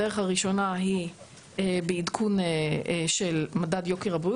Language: Hebrew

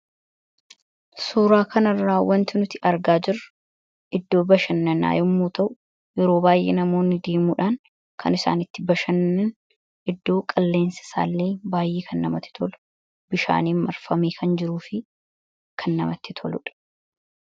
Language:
Oromo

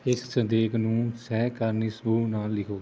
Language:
Punjabi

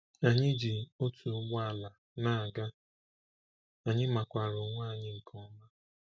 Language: Igbo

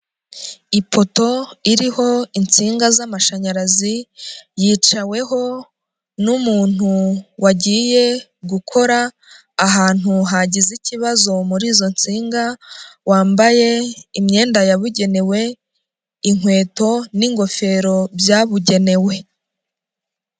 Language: Kinyarwanda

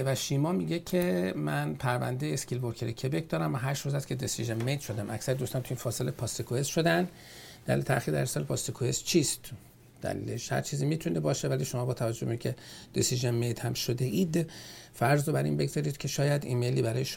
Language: Persian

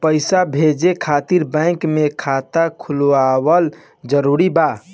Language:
Bhojpuri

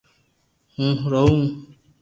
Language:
Loarki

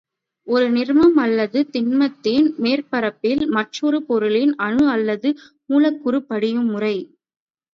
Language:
Tamil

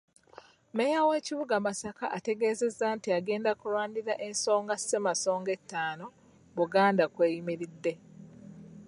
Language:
Ganda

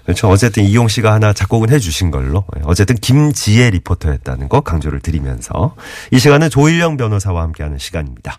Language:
Korean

